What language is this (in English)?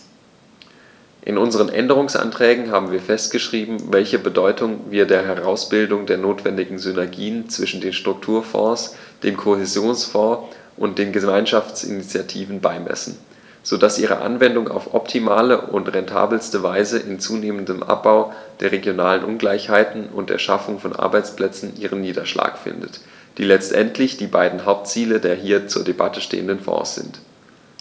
German